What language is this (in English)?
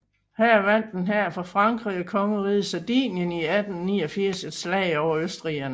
Danish